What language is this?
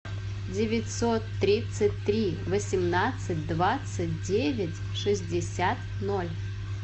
Russian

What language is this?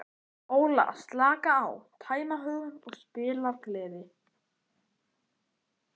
Icelandic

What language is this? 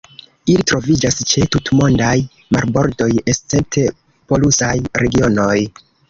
Esperanto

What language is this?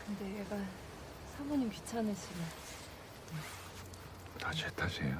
Korean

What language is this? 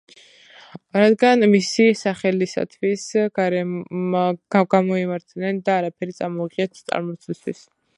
Georgian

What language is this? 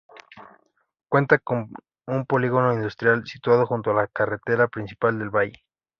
Spanish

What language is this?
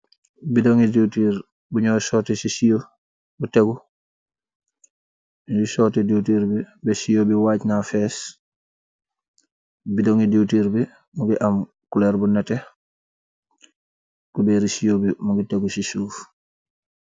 Wolof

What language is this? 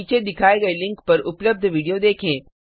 Hindi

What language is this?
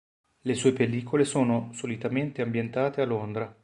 Italian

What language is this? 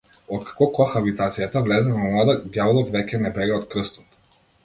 Macedonian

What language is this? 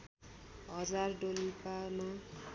Nepali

